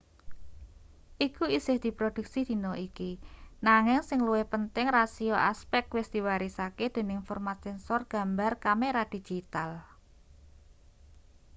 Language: Javanese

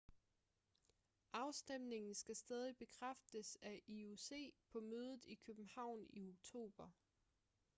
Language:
Danish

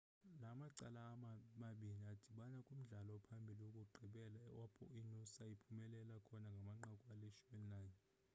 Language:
Xhosa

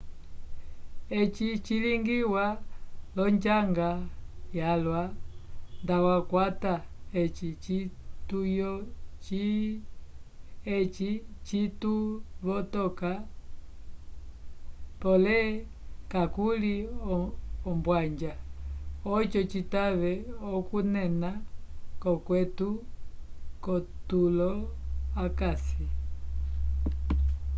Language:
Umbundu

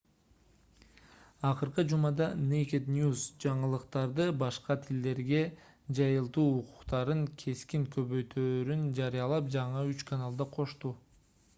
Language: Kyrgyz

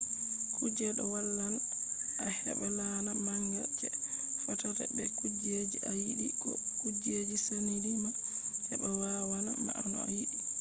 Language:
Fula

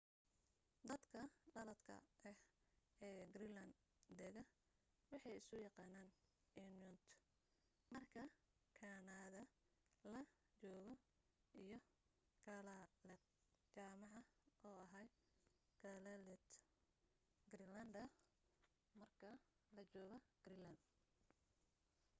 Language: Somali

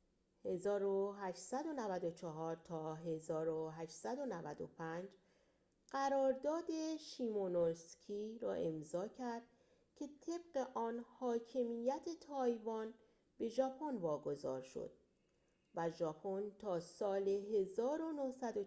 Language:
Persian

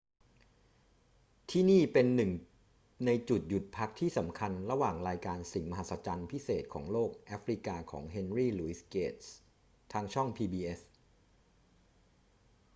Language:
Thai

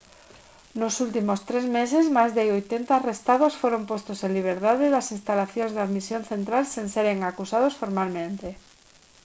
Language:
Galician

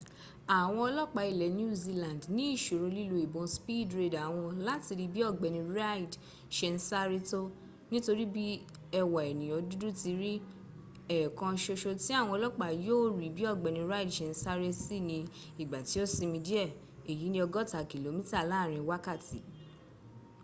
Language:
Yoruba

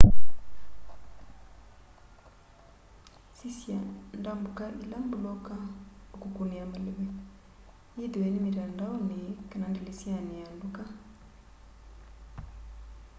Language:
Kamba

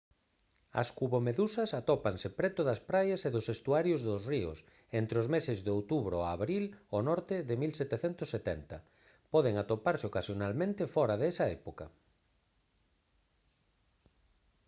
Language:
Galician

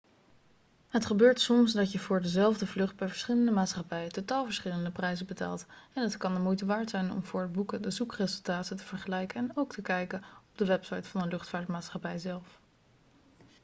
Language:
Dutch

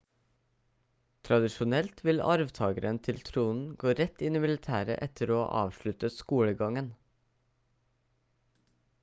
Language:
Norwegian Bokmål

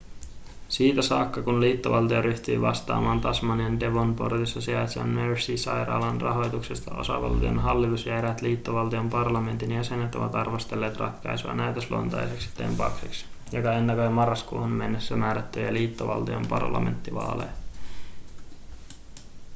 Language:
Finnish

